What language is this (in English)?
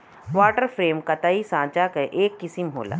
Bhojpuri